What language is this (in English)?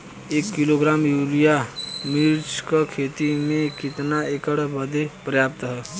Bhojpuri